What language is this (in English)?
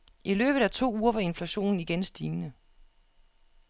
Danish